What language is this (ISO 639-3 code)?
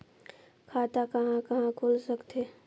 hne